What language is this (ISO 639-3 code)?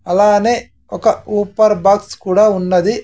tel